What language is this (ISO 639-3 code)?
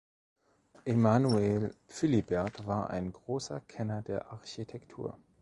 deu